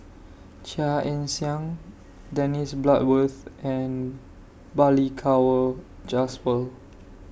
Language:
English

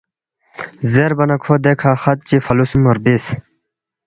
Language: Balti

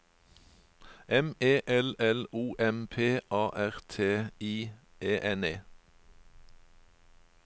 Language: Norwegian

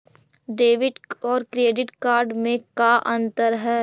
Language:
Magahi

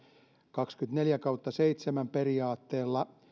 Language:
Finnish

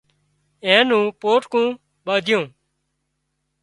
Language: Wadiyara Koli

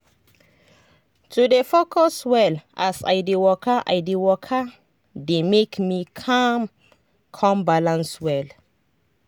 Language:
Nigerian Pidgin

